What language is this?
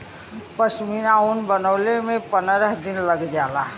Bhojpuri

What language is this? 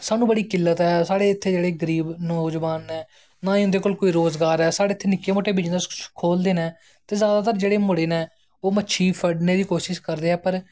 Dogri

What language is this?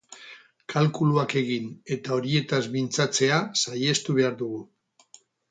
Basque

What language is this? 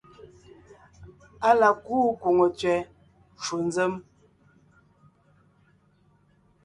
Ngiemboon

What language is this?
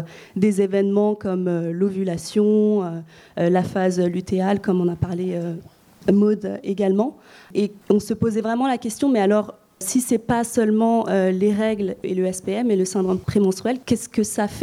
French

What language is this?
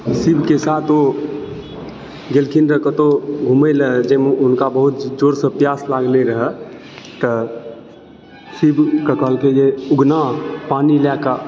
Maithili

